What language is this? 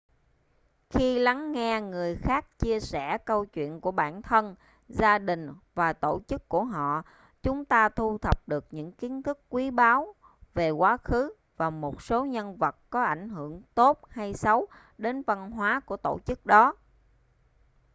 Vietnamese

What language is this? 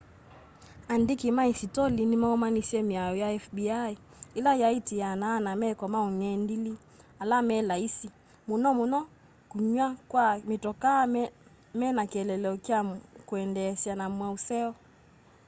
Kamba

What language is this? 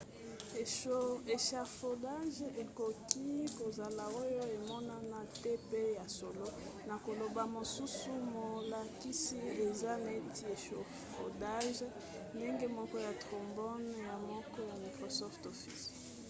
Lingala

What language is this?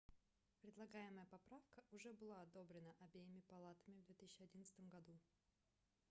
Russian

